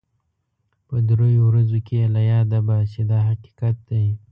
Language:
Pashto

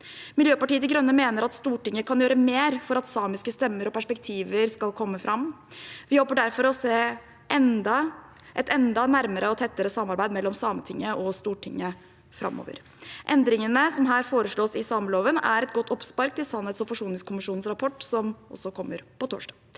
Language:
Norwegian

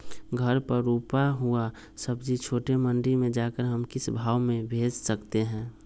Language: Magahi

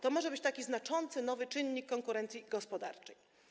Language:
Polish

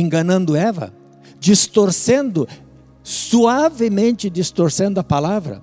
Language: Portuguese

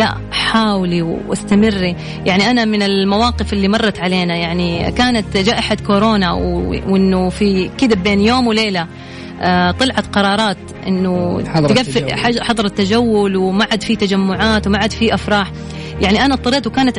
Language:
Arabic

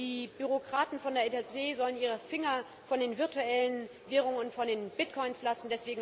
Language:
German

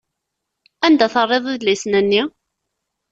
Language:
Kabyle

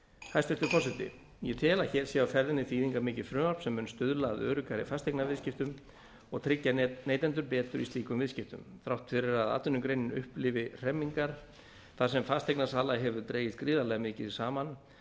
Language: Icelandic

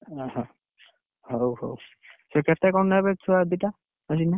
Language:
Odia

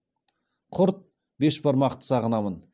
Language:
Kazakh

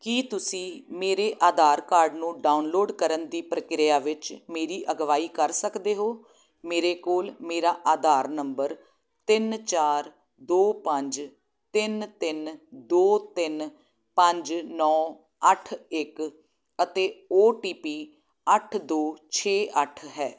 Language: Punjabi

